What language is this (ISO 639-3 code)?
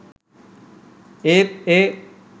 sin